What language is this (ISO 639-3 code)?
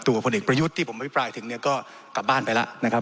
tha